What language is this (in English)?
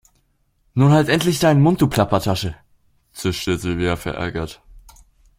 German